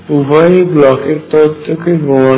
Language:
Bangla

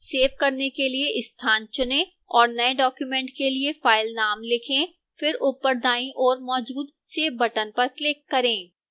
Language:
Hindi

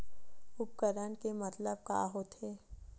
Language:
Chhattisgarhi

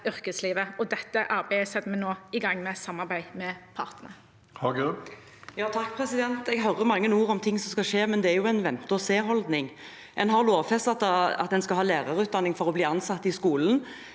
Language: Norwegian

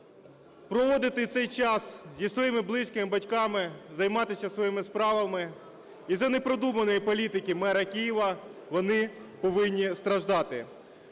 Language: Ukrainian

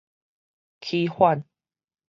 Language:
Min Nan Chinese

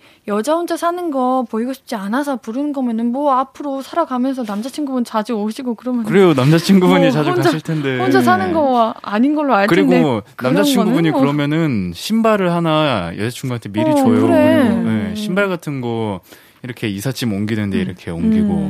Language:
Korean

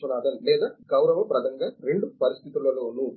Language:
Telugu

